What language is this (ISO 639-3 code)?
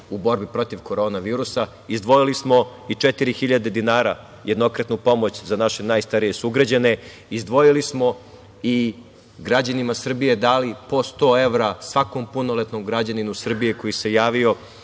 srp